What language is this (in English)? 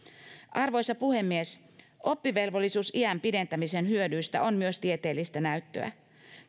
Finnish